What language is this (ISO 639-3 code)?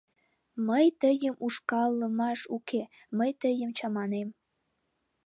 chm